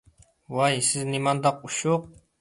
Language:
Uyghur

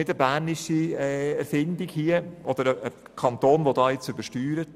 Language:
Swiss German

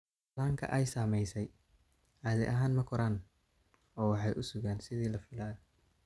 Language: Somali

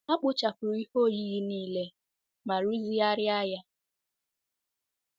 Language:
Igbo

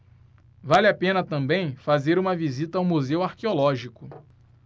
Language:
Portuguese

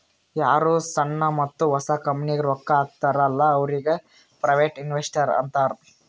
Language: Kannada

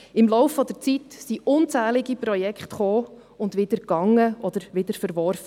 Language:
Swiss German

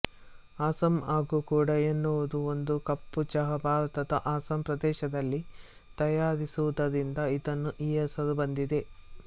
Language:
Kannada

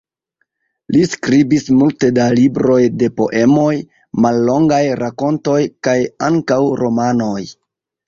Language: Esperanto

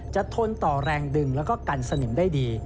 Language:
Thai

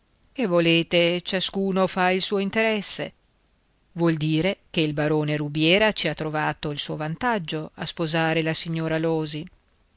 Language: Italian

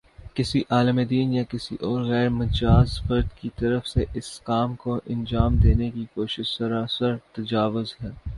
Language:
Urdu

